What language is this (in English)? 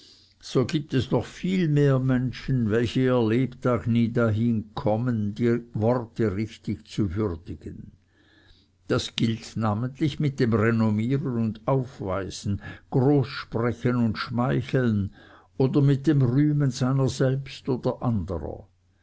German